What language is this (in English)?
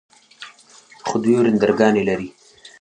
Pashto